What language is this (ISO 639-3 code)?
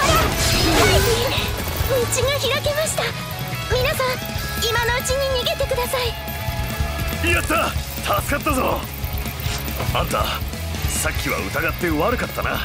jpn